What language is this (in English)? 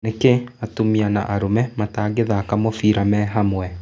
Kikuyu